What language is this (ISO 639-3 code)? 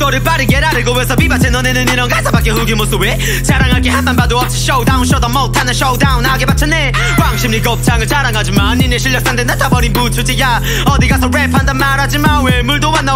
tur